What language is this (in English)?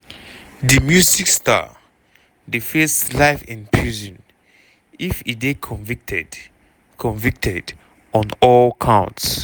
Nigerian Pidgin